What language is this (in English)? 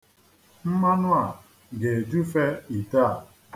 Igbo